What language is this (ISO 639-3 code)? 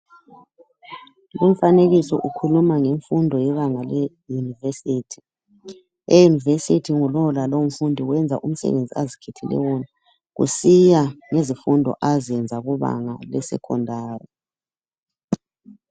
nde